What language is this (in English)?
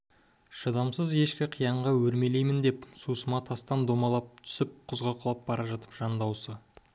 Kazakh